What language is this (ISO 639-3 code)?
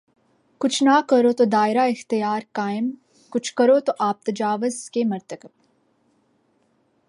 urd